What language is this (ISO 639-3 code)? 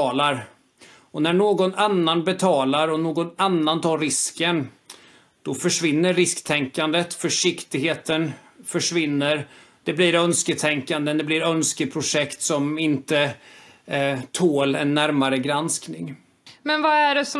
swe